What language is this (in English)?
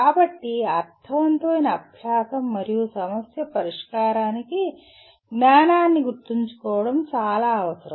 Telugu